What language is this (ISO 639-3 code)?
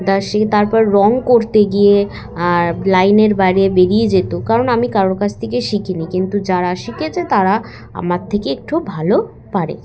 ben